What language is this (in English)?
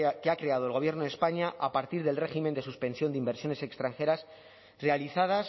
Spanish